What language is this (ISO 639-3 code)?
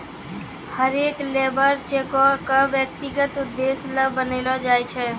mai